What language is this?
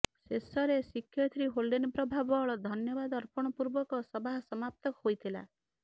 Odia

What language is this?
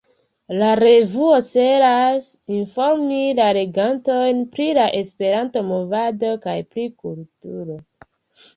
Esperanto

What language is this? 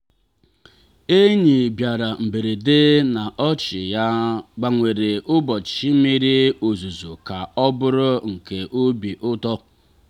Igbo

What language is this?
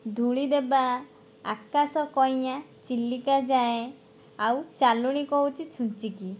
Odia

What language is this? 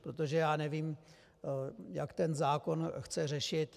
Czech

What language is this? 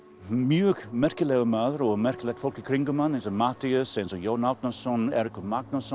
Icelandic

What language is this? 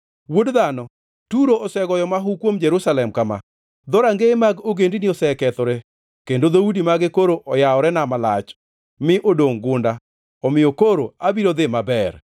Luo (Kenya and Tanzania)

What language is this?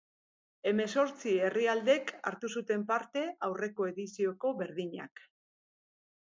Basque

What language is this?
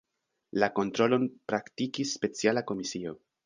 Esperanto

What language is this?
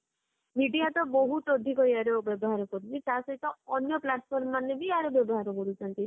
Odia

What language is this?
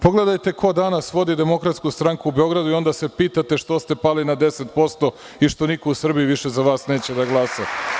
Serbian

